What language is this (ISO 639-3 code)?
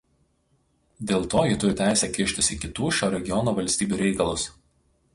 lit